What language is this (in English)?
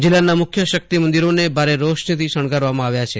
Gujarati